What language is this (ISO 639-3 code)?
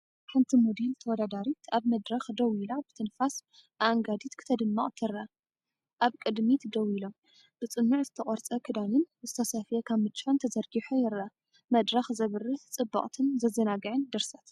tir